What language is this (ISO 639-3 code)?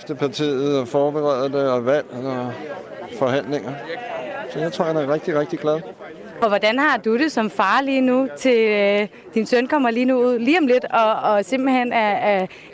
dan